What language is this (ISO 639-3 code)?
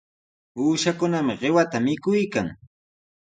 qws